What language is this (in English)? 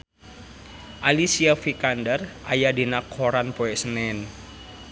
Sundanese